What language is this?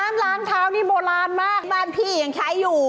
Thai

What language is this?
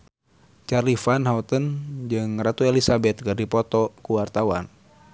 Sundanese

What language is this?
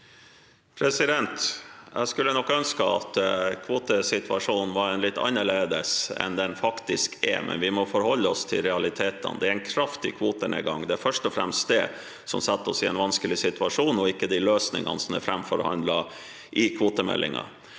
Norwegian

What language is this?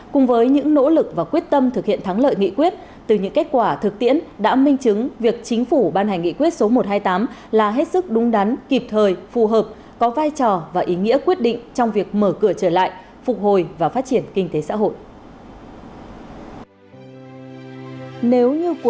Vietnamese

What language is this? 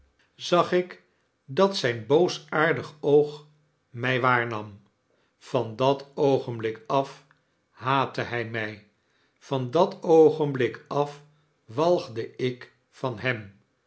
Dutch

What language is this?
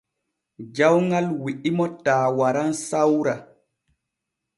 Borgu Fulfulde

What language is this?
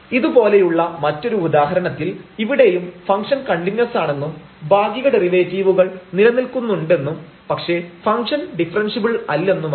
Malayalam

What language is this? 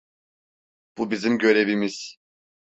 Turkish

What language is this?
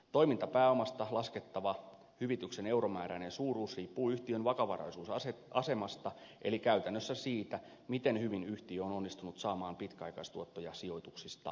Finnish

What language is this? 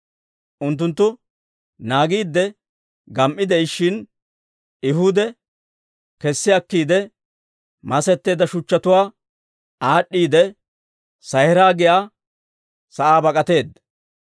Dawro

